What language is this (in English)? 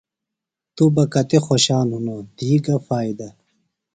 Phalura